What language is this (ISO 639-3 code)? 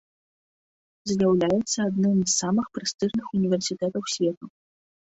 bel